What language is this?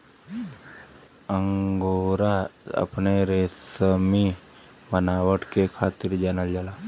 Bhojpuri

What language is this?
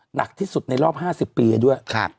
Thai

